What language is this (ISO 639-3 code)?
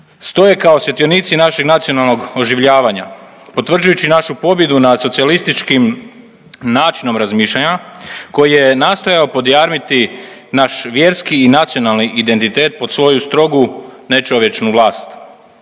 hrv